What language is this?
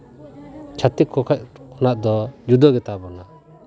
Santali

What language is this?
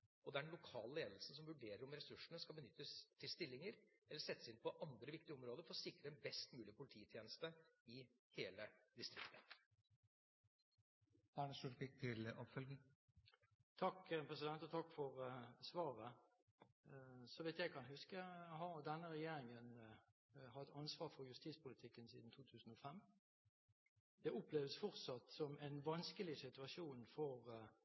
Norwegian Bokmål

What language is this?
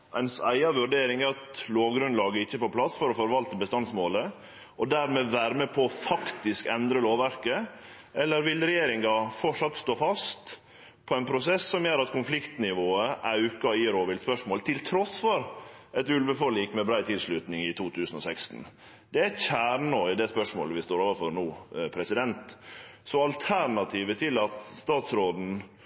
Norwegian Nynorsk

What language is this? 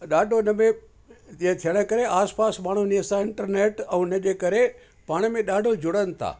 Sindhi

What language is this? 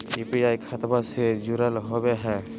Magahi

